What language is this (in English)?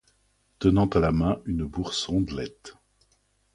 French